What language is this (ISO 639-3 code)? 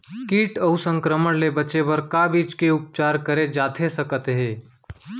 hne